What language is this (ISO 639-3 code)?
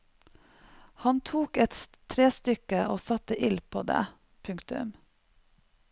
nor